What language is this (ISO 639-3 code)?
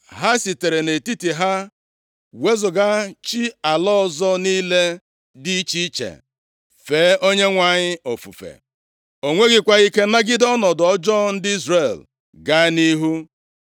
ibo